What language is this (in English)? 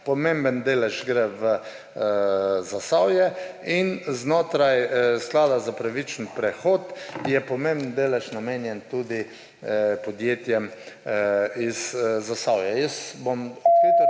Slovenian